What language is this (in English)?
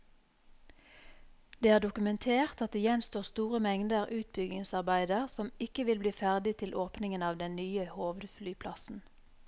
Norwegian